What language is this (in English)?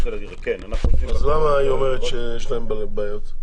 Hebrew